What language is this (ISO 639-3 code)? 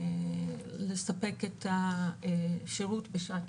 heb